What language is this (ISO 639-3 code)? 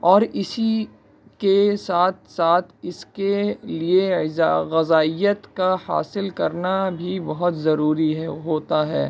urd